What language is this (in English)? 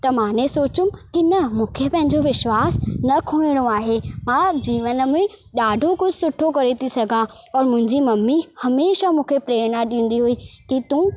Sindhi